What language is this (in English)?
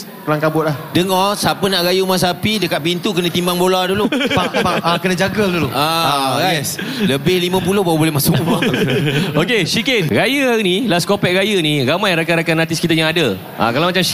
Malay